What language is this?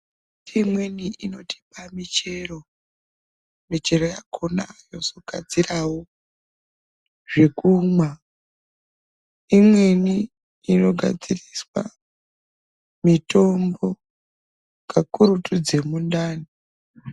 Ndau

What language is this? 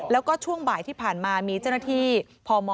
Thai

